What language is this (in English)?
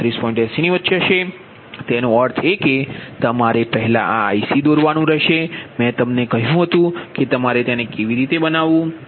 Gujarati